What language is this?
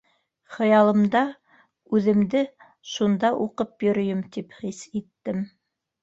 Bashkir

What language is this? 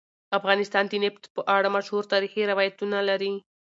Pashto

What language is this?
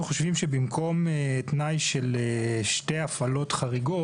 Hebrew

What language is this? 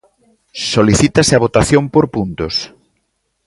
Galician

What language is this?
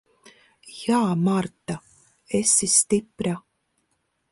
Latvian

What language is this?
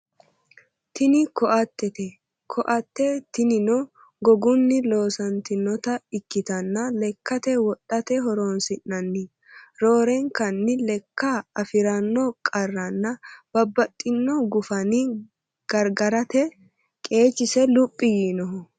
Sidamo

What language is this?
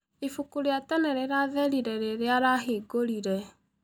Kikuyu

